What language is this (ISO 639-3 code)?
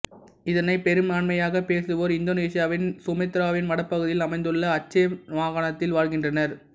tam